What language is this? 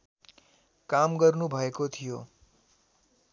Nepali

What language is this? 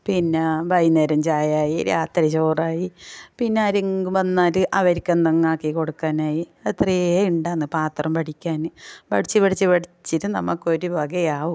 Malayalam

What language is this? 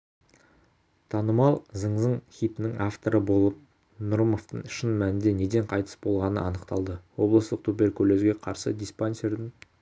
Kazakh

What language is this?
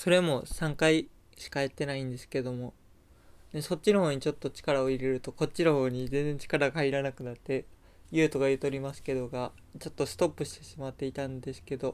Japanese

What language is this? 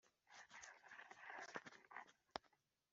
Kinyarwanda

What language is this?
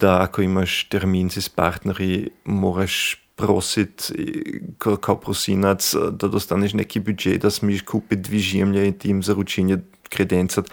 Croatian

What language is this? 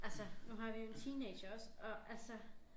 Danish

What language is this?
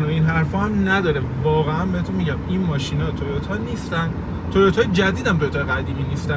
Persian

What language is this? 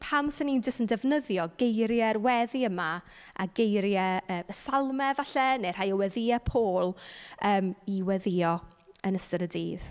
Welsh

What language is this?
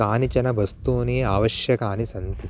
Sanskrit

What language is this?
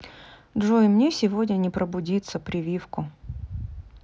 Russian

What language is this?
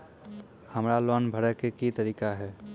Maithili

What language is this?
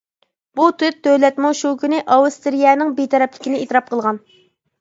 Uyghur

